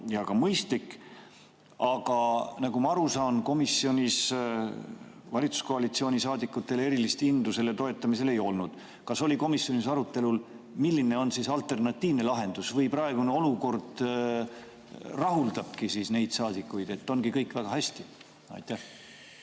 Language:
Estonian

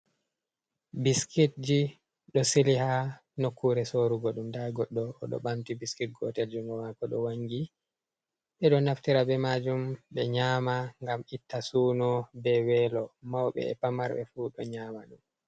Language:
Fula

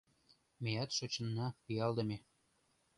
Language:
Mari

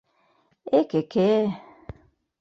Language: Mari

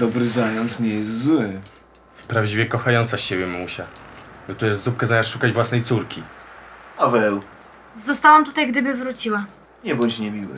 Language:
Polish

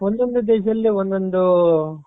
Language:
Kannada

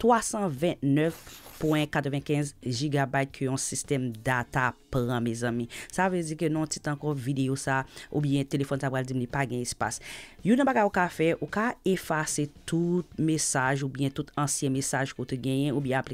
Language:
French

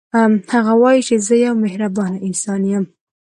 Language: Pashto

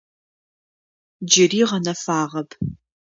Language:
Adyghe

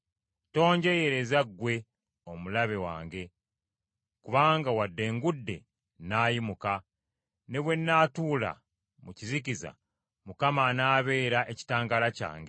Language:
Ganda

